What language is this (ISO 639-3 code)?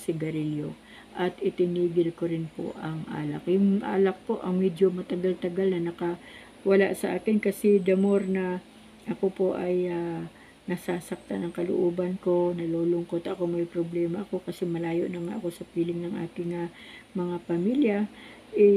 fil